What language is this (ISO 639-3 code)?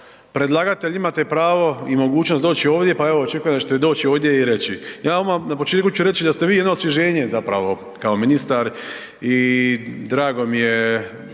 hrv